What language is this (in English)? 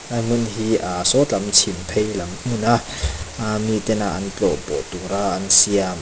Mizo